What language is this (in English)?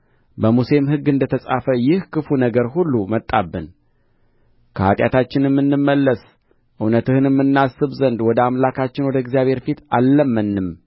Amharic